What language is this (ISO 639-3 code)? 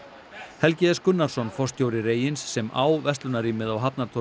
isl